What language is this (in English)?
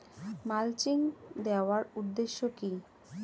Bangla